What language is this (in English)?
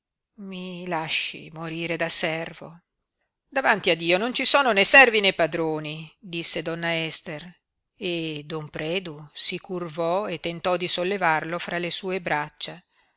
Italian